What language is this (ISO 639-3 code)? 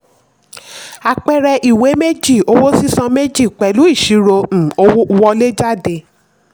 yor